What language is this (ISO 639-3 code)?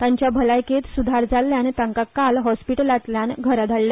kok